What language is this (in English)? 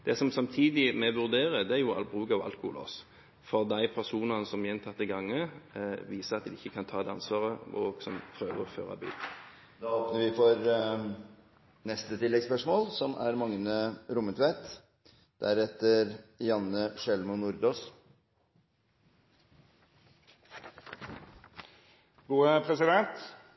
Norwegian